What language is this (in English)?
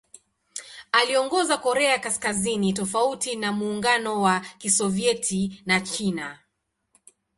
Swahili